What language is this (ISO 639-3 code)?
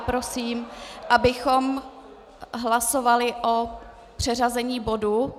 ces